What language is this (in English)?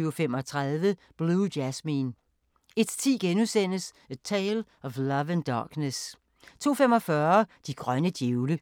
Danish